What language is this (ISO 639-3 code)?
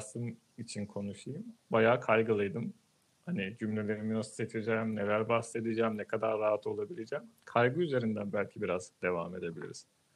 tur